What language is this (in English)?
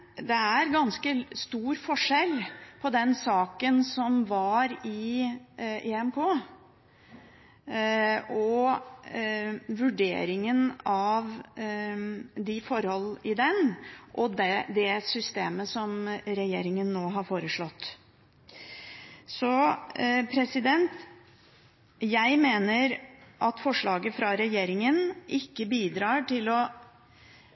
Norwegian Bokmål